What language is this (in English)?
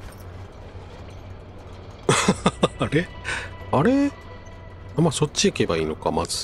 Japanese